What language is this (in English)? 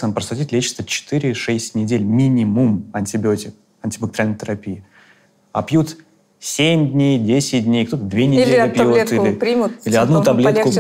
Russian